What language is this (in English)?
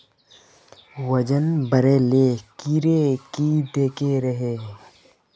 Magahi